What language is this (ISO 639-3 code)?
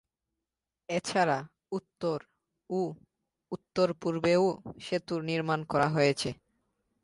ben